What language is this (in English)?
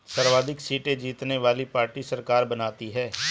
Hindi